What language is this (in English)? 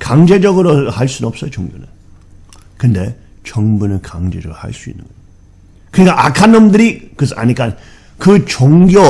Korean